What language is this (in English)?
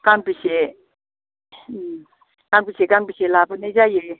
Bodo